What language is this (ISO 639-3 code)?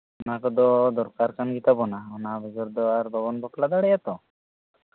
sat